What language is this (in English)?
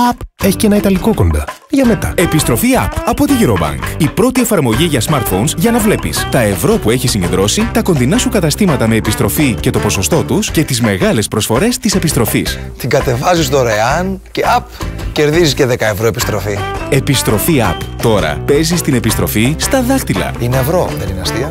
Greek